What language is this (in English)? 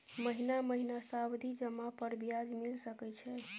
Maithili